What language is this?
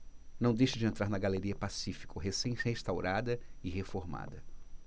Portuguese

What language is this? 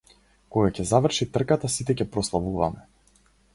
Macedonian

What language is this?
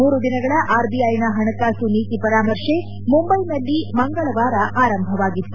Kannada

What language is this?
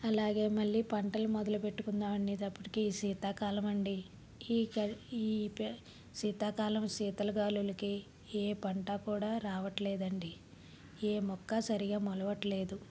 Telugu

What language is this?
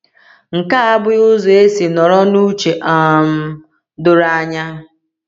Igbo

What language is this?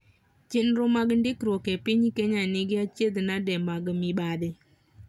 Luo (Kenya and Tanzania)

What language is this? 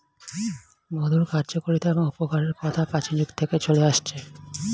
Bangla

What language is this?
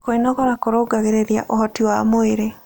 Kikuyu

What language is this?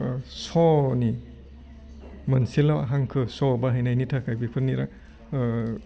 Bodo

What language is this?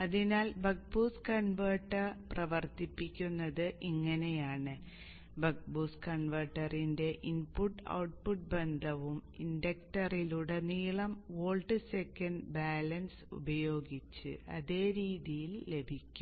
Malayalam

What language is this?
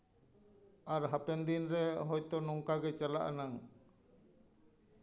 Santali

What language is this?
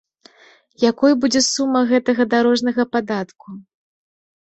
Belarusian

